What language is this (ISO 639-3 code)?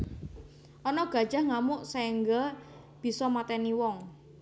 jav